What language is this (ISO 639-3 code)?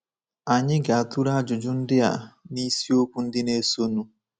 ibo